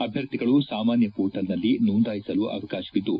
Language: Kannada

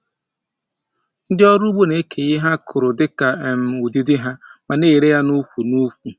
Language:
Igbo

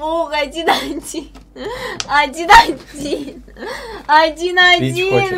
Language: Russian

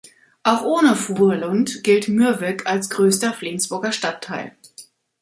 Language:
German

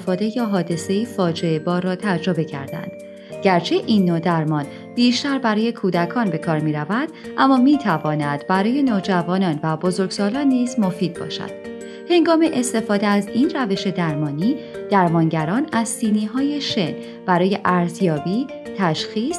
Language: Persian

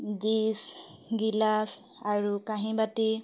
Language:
Assamese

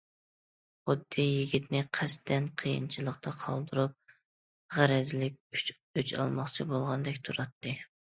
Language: Uyghur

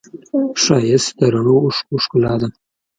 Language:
Pashto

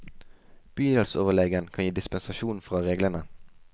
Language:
Norwegian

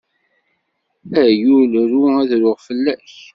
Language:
Kabyle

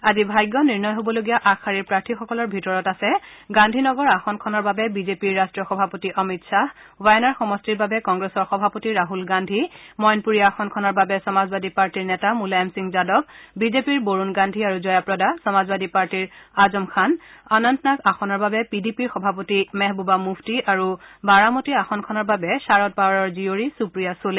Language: Assamese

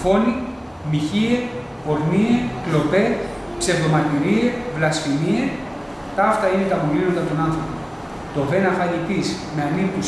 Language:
Greek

